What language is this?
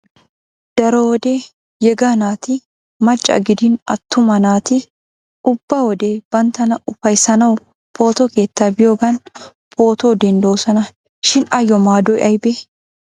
Wolaytta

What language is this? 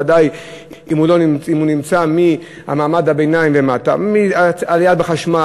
Hebrew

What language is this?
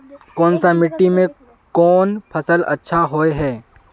Magahi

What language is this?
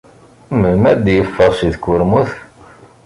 Kabyle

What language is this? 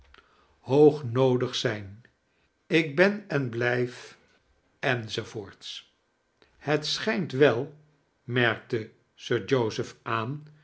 Dutch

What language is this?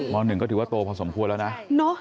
Thai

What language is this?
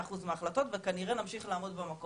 Hebrew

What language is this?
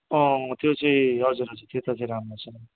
Nepali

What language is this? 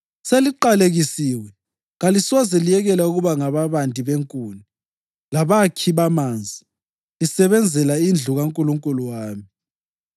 North Ndebele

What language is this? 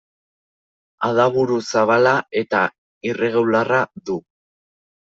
Basque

